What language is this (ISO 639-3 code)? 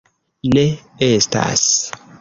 epo